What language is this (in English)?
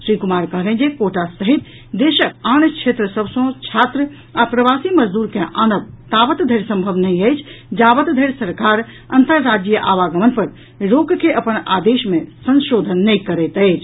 Maithili